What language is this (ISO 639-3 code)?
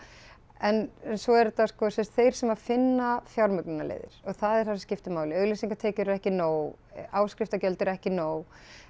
isl